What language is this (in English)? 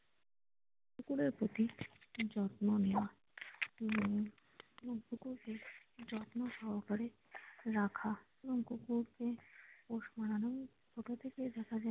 Bangla